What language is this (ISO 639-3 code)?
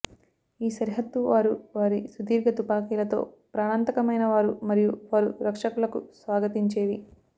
tel